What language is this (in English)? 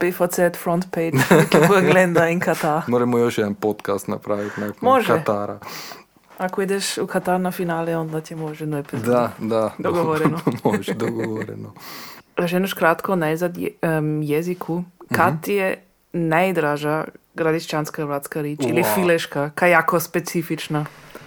Croatian